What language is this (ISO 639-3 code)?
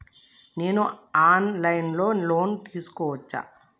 tel